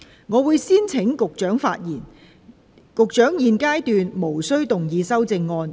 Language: Cantonese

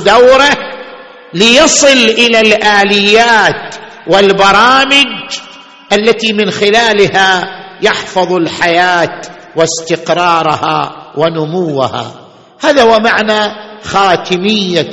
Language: Arabic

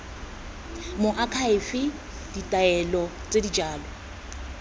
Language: Tswana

